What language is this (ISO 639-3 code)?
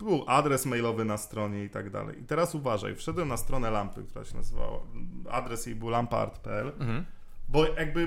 pol